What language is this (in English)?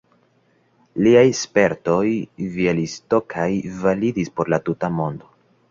Esperanto